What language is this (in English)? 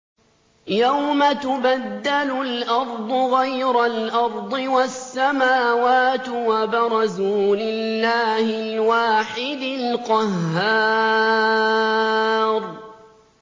Arabic